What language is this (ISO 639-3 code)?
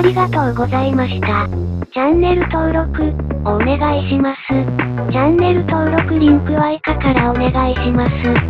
jpn